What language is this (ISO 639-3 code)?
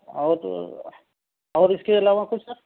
urd